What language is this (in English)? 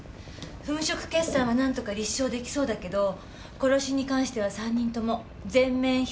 Japanese